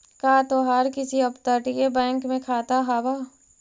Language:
Magahi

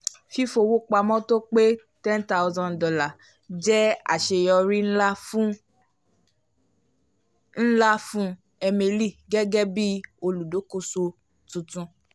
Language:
Yoruba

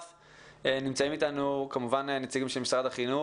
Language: Hebrew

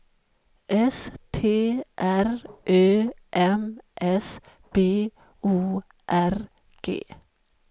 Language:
Swedish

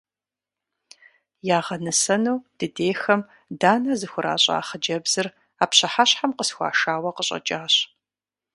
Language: Kabardian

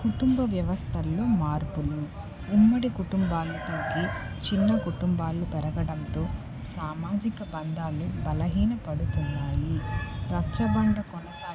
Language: Telugu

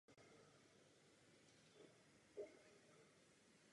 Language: Czech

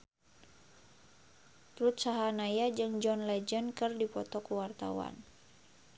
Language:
Sundanese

